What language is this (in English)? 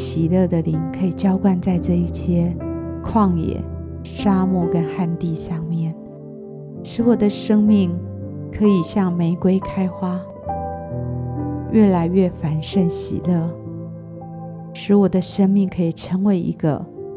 Chinese